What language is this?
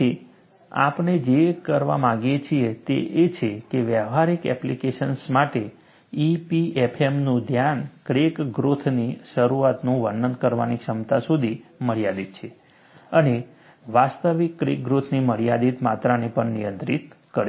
Gujarati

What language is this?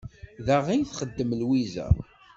Kabyle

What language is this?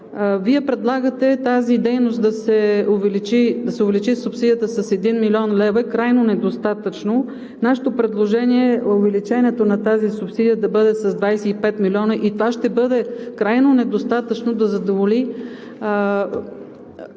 Bulgarian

